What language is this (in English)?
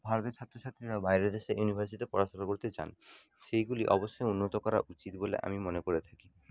Bangla